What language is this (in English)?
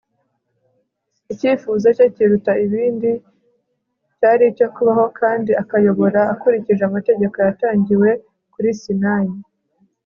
Kinyarwanda